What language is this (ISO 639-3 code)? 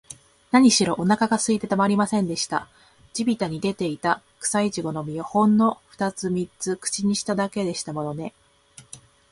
jpn